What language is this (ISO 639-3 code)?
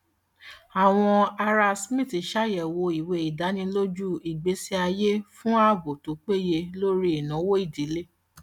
yor